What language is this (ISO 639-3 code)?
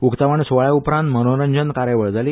kok